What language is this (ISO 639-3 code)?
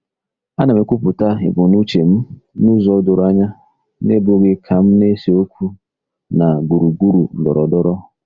ibo